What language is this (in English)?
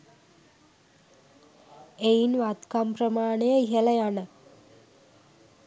Sinhala